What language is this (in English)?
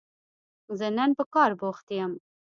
Pashto